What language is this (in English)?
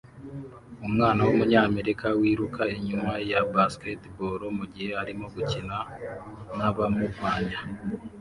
Kinyarwanda